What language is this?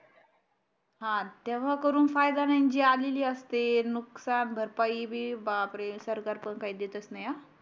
Marathi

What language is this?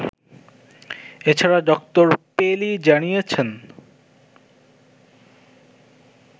Bangla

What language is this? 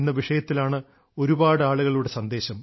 Malayalam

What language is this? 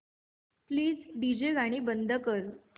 Marathi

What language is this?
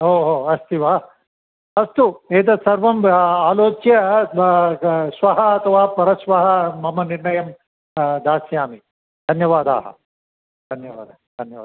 Sanskrit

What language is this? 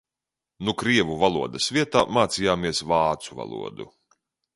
Latvian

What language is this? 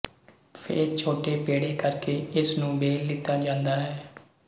Punjabi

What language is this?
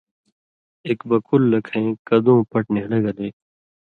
Indus Kohistani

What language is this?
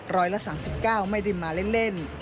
Thai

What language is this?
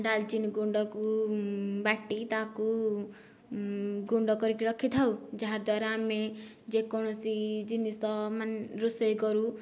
Odia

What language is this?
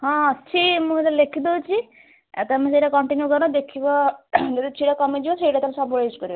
Odia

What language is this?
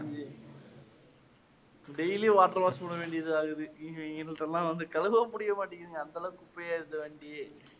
Tamil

